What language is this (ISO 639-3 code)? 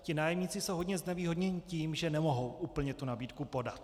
ces